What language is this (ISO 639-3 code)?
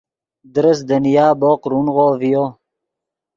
ydg